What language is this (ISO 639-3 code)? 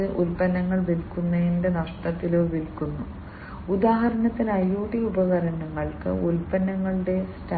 mal